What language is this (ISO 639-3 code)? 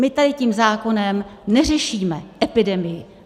ces